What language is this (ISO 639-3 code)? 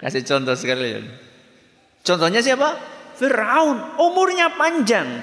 ind